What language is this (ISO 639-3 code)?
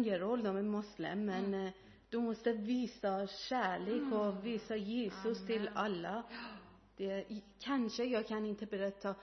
swe